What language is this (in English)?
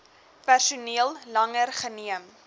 Afrikaans